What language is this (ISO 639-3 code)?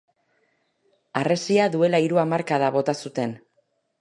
eus